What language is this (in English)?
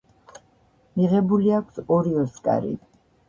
Georgian